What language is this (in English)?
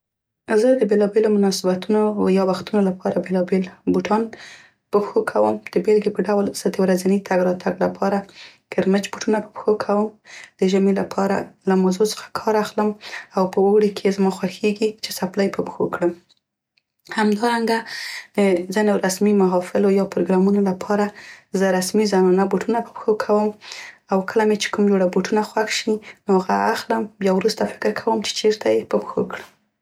Central Pashto